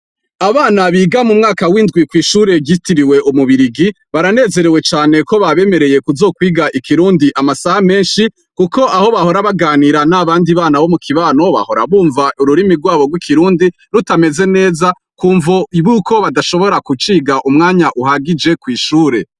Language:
Rundi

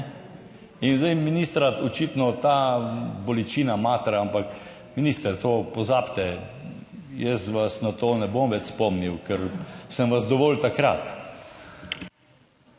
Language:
Slovenian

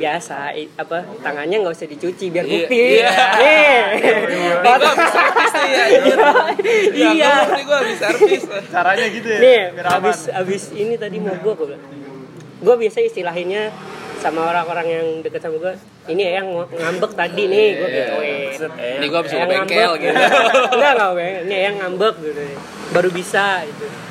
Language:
Indonesian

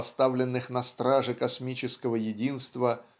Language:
Russian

